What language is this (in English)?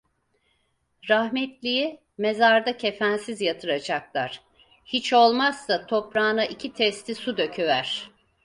Turkish